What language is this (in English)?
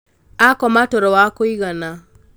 Kikuyu